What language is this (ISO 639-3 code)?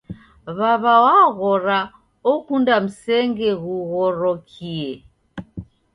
dav